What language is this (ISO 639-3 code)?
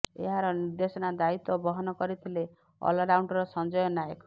ori